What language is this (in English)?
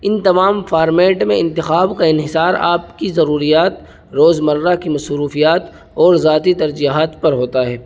Urdu